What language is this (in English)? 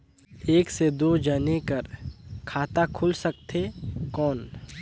Chhattisgarhi